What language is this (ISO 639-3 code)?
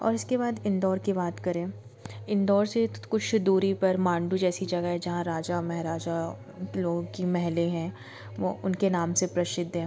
hin